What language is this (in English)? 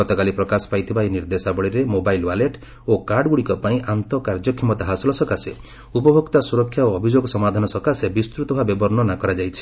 Odia